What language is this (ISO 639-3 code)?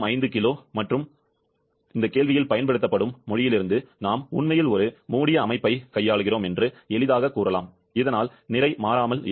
tam